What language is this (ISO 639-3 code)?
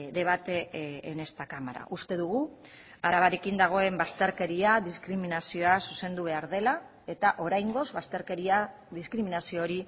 eus